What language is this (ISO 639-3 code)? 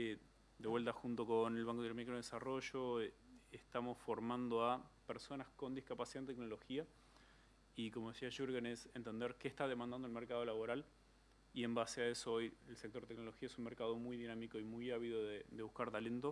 spa